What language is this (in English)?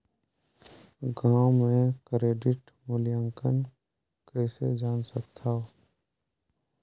Chhattisgarhi